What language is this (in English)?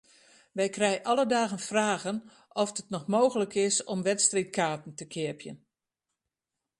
Western Frisian